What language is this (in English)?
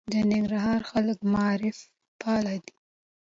Pashto